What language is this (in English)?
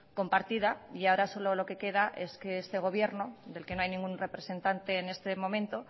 Spanish